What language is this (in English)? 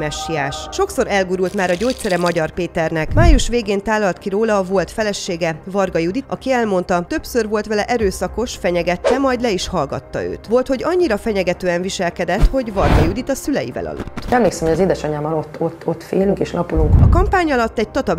Hungarian